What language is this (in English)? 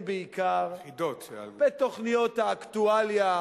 Hebrew